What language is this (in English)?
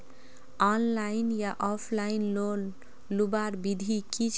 Magahi